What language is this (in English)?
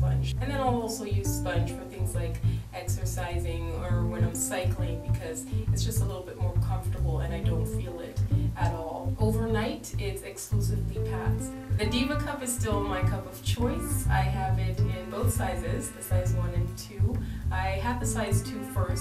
English